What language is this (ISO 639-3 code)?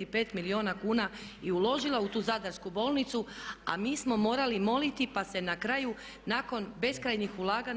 hrv